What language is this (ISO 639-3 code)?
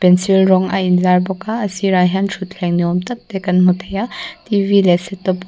lus